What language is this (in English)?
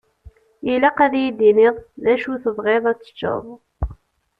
Kabyle